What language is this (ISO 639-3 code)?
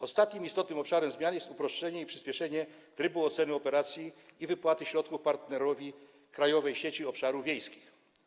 pol